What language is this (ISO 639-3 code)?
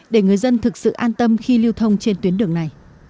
vie